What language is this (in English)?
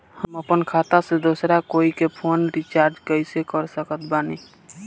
Bhojpuri